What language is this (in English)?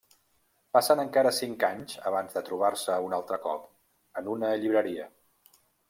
Catalan